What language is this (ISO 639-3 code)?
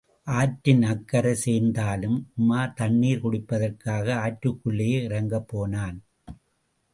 tam